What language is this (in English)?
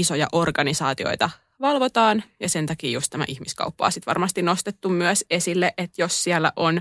Finnish